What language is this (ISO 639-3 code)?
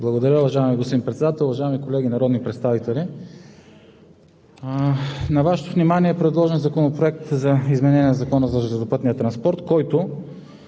bul